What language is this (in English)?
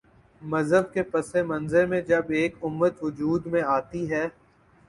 Urdu